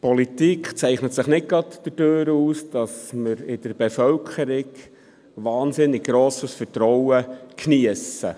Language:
Swiss German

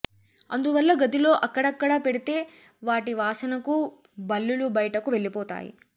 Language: Telugu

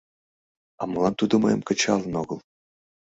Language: Mari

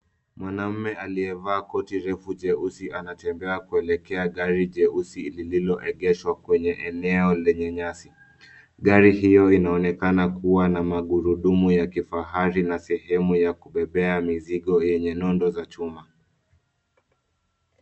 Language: Swahili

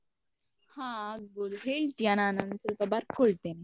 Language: Kannada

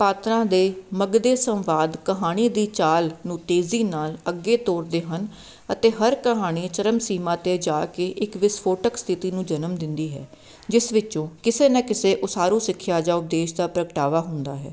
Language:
Punjabi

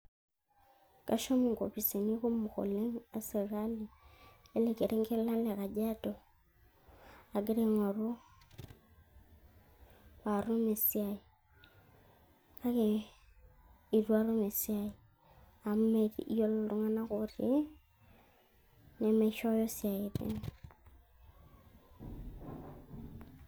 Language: Masai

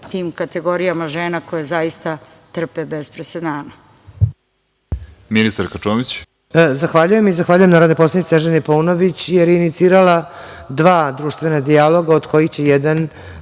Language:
Serbian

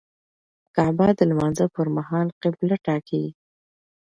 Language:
Pashto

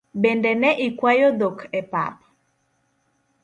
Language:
Luo (Kenya and Tanzania)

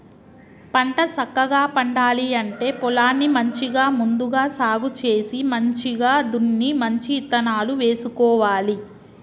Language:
Telugu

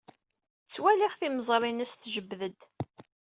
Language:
Kabyle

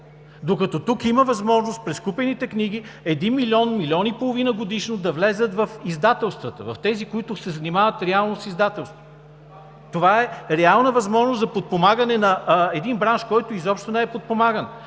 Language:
Bulgarian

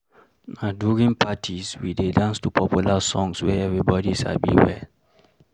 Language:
Nigerian Pidgin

